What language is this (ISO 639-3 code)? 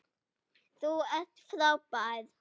isl